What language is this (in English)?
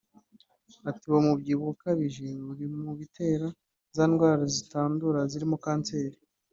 Kinyarwanda